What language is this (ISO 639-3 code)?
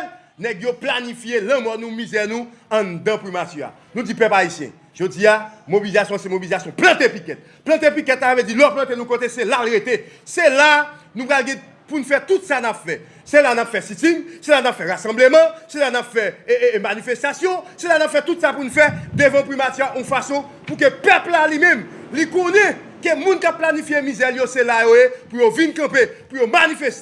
fra